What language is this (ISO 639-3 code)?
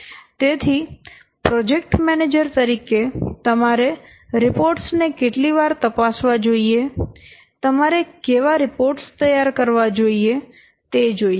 guj